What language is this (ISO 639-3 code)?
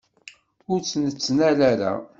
kab